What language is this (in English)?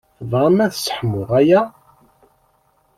Kabyle